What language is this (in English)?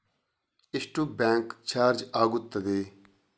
Kannada